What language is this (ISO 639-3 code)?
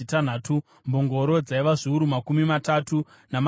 sna